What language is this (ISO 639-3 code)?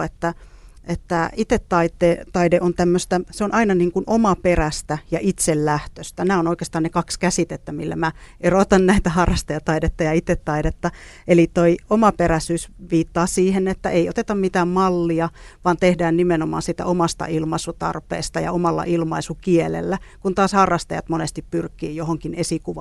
fin